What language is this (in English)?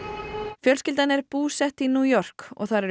Icelandic